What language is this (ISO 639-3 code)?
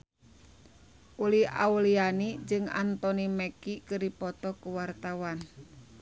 sun